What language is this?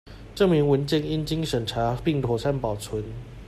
Chinese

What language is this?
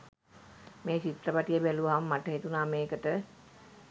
Sinhala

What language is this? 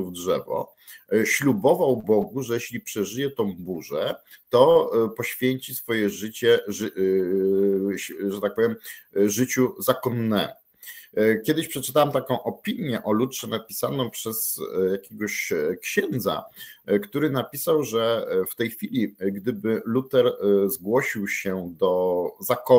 Polish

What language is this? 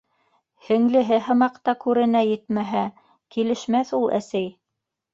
Bashkir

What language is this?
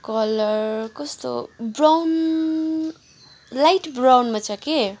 Nepali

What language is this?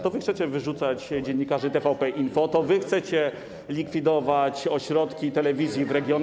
Polish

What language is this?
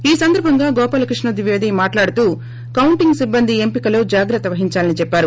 Telugu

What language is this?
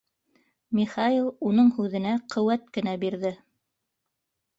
Bashkir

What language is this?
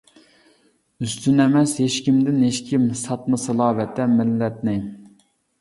Uyghur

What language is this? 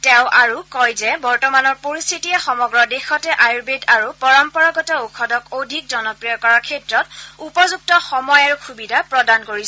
Assamese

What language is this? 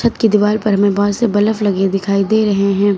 Hindi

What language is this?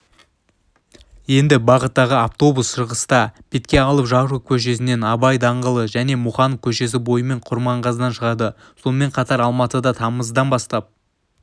Kazakh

